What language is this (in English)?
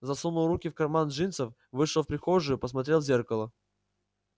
Russian